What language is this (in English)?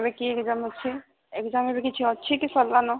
Odia